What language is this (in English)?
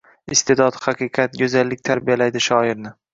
Uzbek